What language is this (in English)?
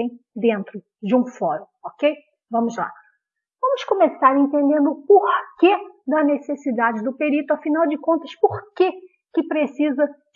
Portuguese